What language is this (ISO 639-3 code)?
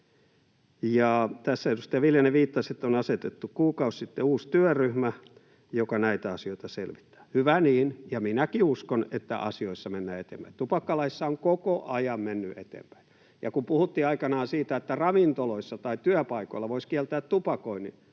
fin